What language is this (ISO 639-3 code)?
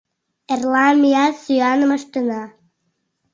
chm